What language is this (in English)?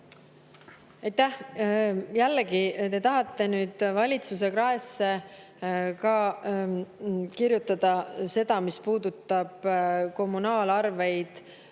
Estonian